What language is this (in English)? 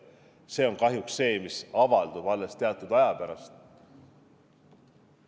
Estonian